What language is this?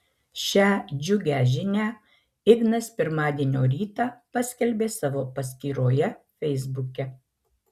Lithuanian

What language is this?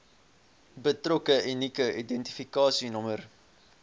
Afrikaans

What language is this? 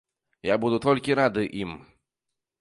Belarusian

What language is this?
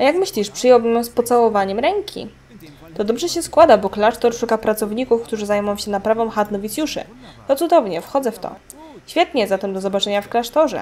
Polish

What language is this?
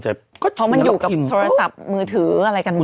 Thai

